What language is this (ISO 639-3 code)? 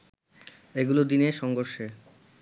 ben